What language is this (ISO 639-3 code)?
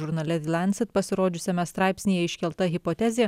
lit